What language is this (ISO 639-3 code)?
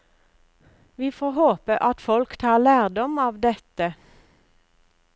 nor